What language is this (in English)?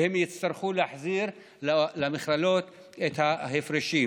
Hebrew